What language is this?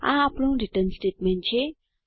Gujarati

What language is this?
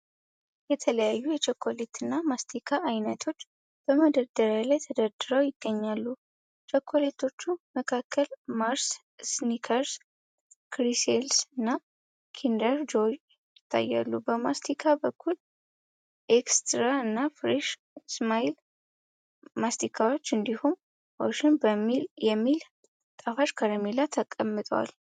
Amharic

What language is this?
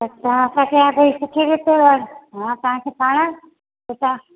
Sindhi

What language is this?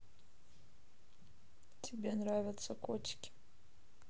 Russian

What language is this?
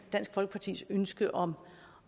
Danish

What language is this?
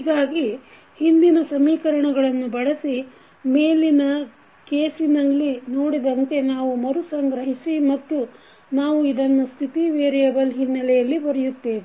Kannada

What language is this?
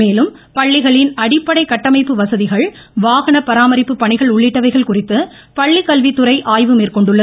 Tamil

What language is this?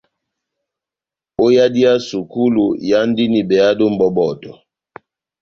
Batanga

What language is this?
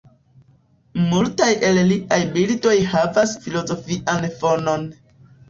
Esperanto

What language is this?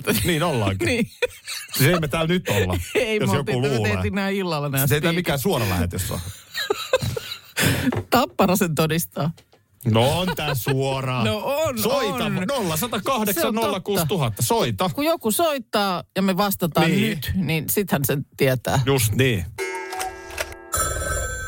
Finnish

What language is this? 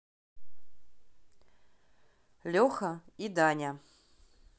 Russian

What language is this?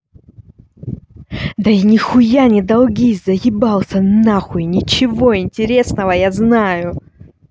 Russian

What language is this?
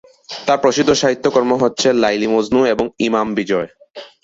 Bangla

